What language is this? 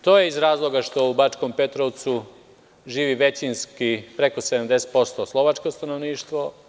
Serbian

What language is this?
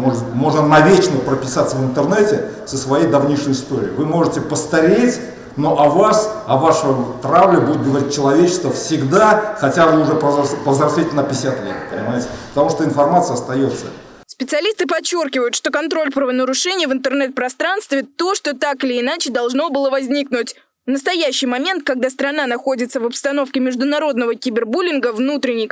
Russian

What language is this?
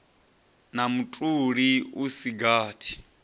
Venda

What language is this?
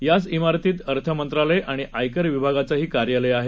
Marathi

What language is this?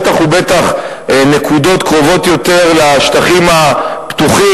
Hebrew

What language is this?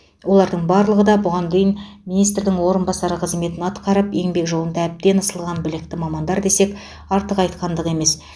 Kazakh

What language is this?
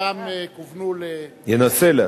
Hebrew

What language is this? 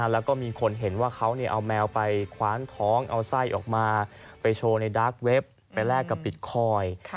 Thai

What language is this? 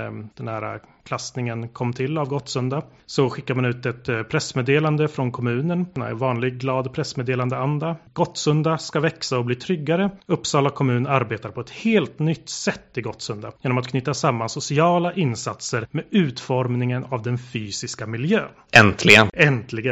Swedish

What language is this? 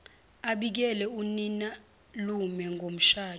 Zulu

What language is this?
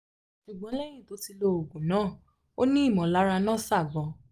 Yoruba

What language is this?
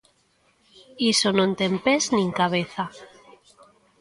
Galician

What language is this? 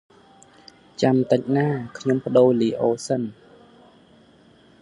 Khmer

